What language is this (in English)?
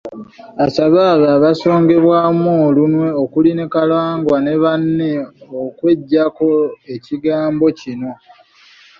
Ganda